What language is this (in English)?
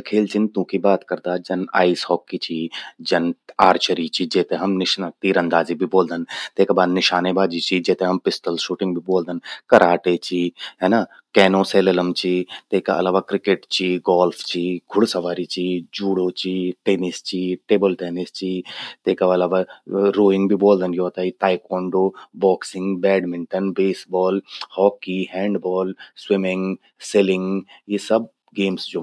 Garhwali